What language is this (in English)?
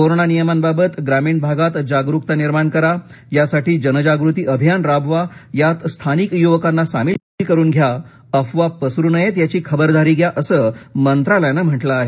Marathi